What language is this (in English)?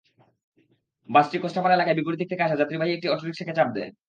Bangla